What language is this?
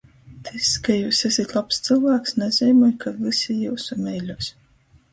Latgalian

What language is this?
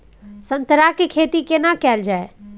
Maithili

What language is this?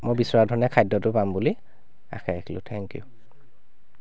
Assamese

